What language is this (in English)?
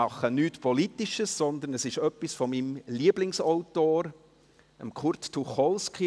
Swiss German